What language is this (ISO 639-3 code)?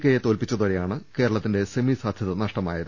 mal